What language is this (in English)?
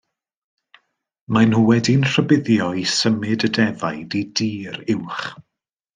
Welsh